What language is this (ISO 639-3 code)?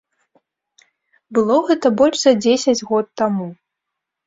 bel